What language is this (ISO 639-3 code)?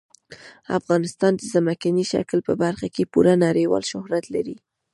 pus